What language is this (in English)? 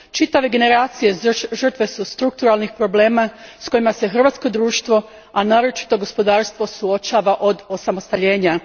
Croatian